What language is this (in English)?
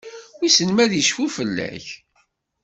Kabyle